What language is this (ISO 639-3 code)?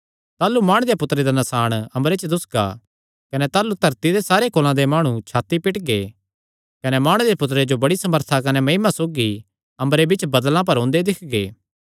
xnr